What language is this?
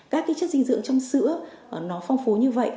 Vietnamese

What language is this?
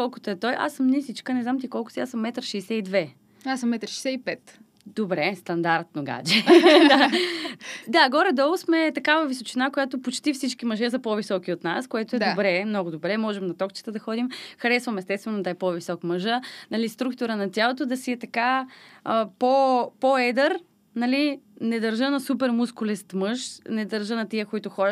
Bulgarian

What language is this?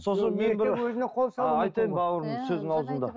Kazakh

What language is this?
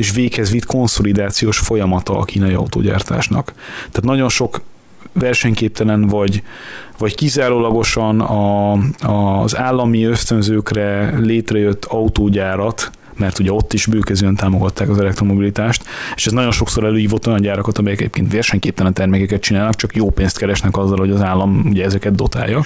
Hungarian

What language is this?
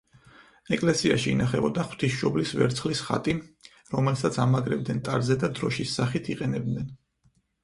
Georgian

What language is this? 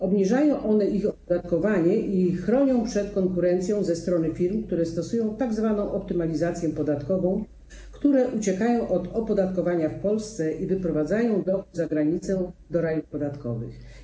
Polish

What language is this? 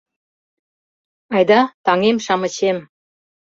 Mari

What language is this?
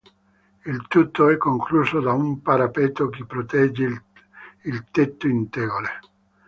Italian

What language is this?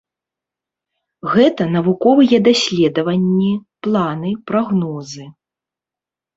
Belarusian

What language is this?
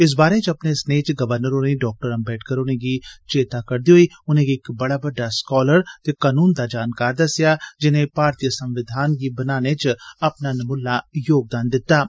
Dogri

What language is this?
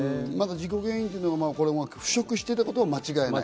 Japanese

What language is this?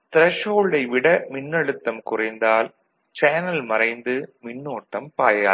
Tamil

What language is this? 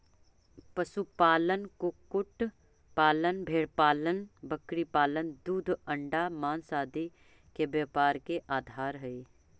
Magahi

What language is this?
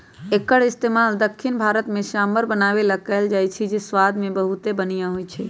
Magahi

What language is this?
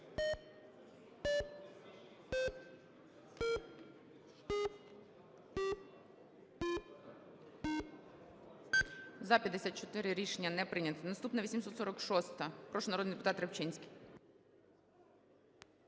Ukrainian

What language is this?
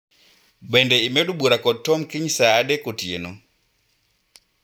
Luo (Kenya and Tanzania)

